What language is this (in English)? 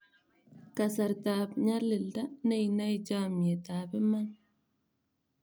Kalenjin